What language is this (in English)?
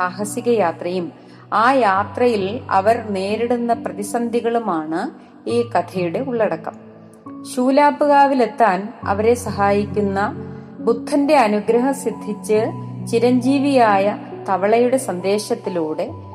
Malayalam